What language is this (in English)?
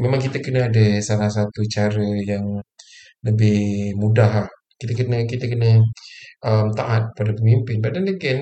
Malay